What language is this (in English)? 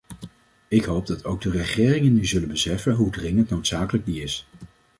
Dutch